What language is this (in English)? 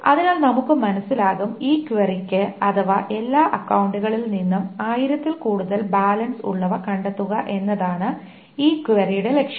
Malayalam